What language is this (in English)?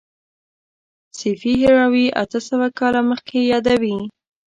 Pashto